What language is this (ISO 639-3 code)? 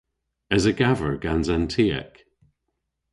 cor